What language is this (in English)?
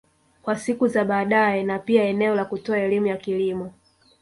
Swahili